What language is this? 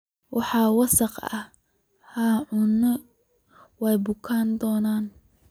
Somali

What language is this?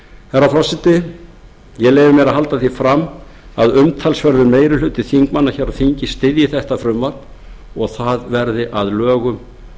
Icelandic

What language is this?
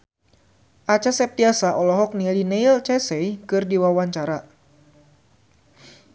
Sundanese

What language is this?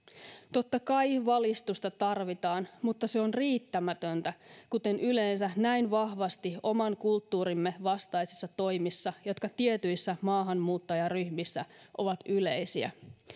Finnish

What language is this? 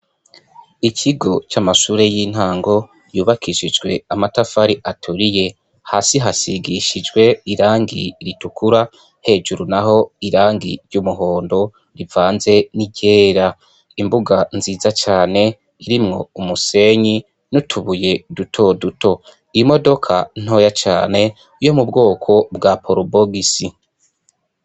Rundi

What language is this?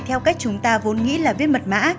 Vietnamese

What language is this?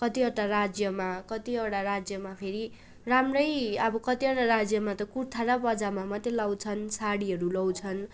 Nepali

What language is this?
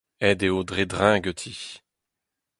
Breton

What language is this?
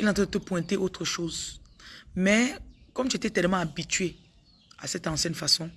French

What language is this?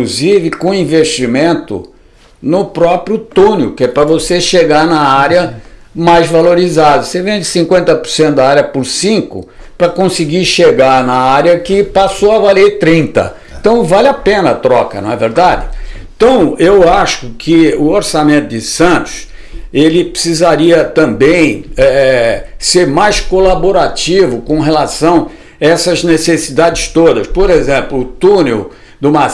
Portuguese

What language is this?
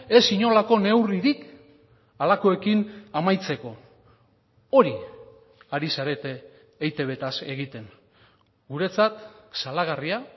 Basque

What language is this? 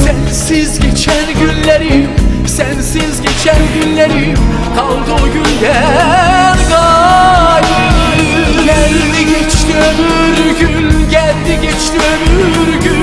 Turkish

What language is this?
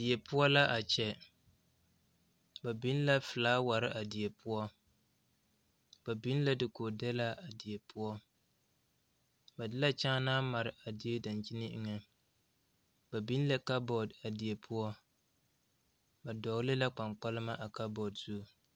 Southern Dagaare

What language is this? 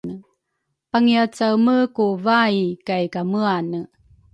Rukai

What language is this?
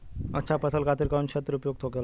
Bhojpuri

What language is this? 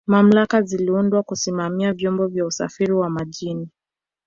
Swahili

